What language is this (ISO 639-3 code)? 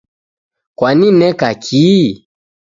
dav